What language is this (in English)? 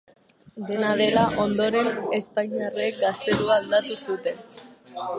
Basque